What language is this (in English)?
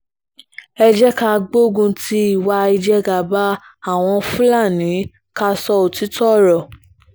Yoruba